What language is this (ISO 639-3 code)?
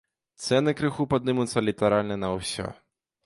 bel